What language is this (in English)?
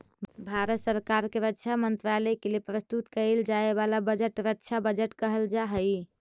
Magahi